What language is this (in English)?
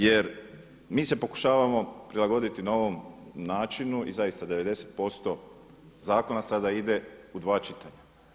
Croatian